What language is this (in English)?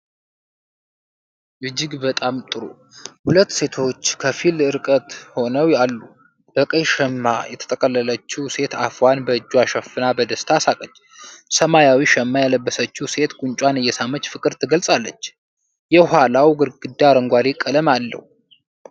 Amharic